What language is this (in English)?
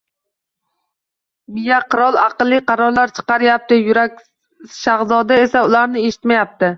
Uzbek